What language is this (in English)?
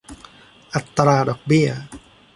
Thai